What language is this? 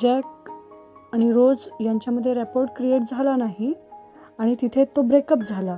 Marathi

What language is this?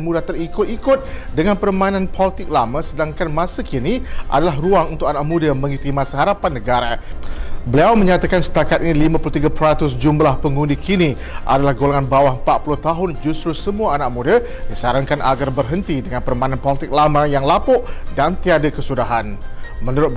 Malay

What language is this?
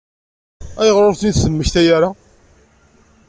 Kabyle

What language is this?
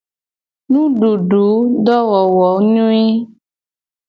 Gen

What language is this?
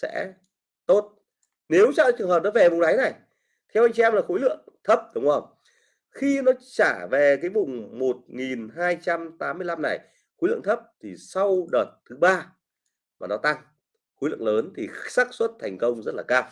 Vietnamese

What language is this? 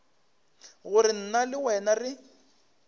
Northern Sotho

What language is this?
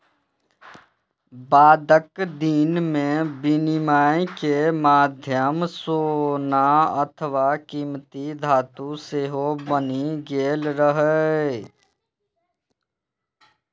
Maithili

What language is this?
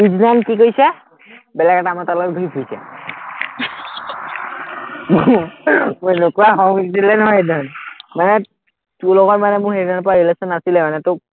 Assamese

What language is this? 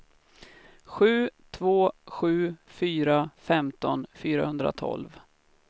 Swedish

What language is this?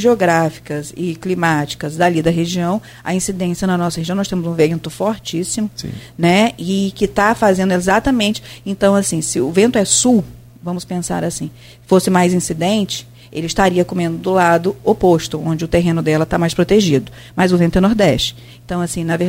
Portuguese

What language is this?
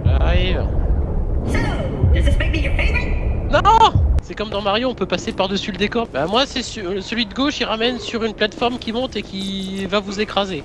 French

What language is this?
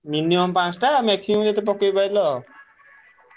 Odia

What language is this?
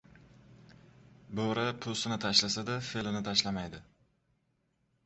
Uzbek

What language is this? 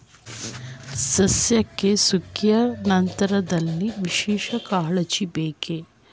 Kannada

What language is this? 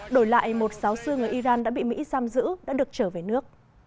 Vietnamese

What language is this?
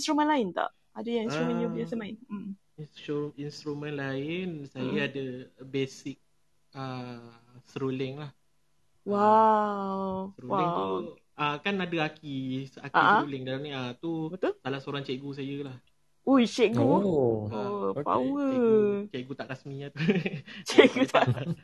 Malay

